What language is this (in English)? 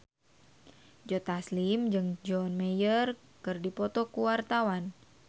Sundanese